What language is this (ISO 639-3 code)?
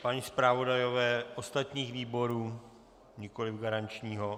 ces